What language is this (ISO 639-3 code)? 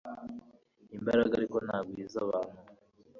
kin